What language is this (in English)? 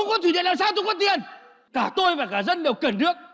Vietnamese